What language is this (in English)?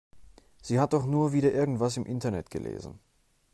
German